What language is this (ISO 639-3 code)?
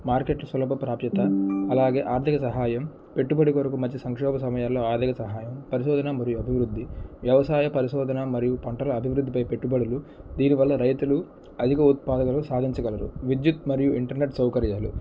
tel